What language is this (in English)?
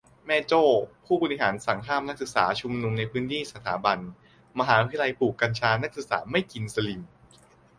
Thai